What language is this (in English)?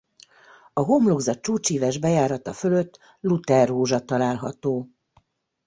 Hungarian